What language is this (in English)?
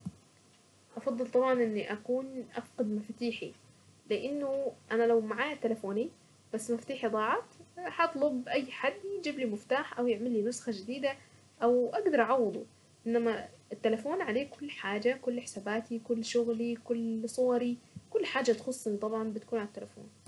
Saidi Arabic